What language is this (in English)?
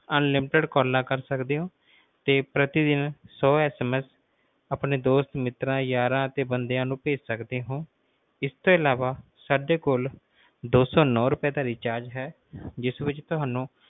Punjabi